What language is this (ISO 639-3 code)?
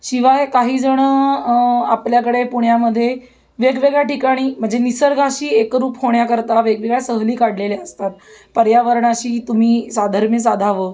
mar